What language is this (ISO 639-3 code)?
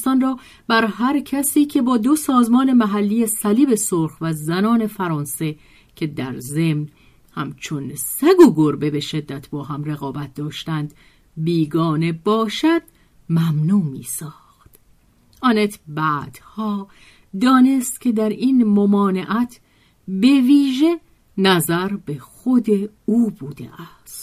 fas